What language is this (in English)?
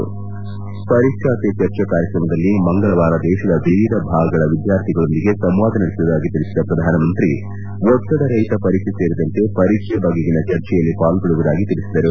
Kannada